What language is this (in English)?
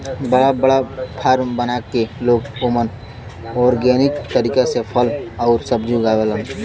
Bhojpuri